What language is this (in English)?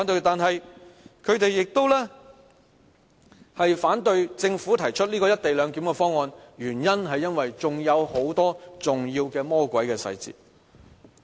Cantonese